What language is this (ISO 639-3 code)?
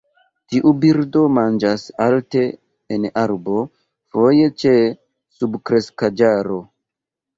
epo